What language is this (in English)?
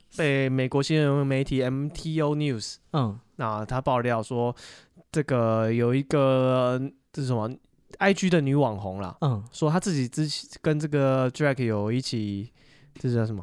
Chinese